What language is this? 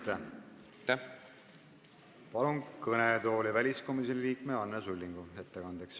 Estonian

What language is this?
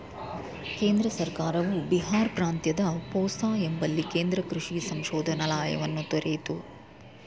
Kannada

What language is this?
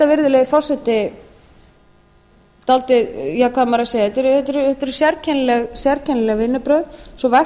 Icelandic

